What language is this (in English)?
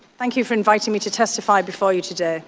English